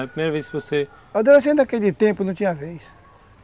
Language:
Portuguese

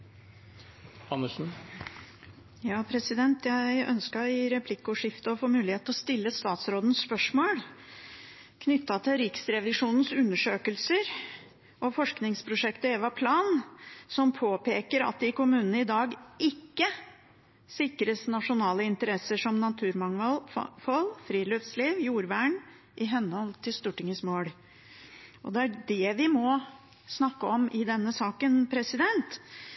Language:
Norwegian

